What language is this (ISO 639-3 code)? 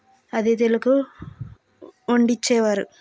tel